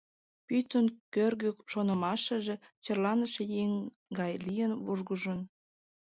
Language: Mari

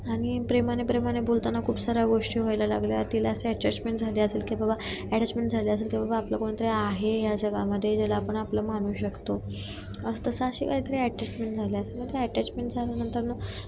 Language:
Marathi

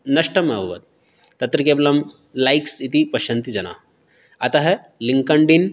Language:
Sanskrit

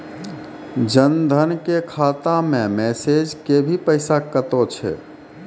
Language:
Maithili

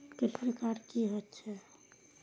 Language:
Maithili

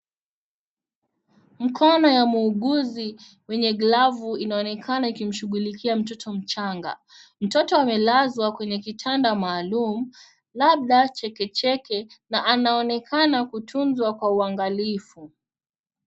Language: Swahili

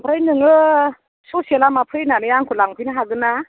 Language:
Bodo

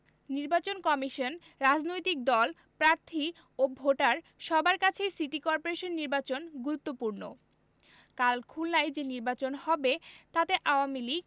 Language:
Bangla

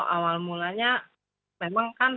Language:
Indonesian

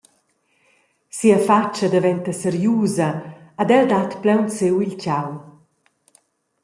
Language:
Romansh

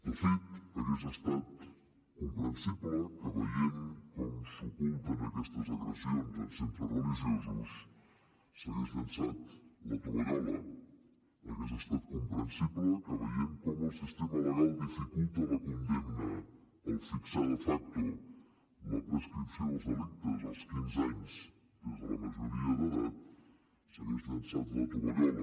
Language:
Catalan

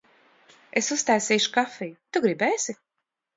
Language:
Latvian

